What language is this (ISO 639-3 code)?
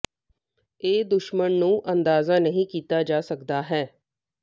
pan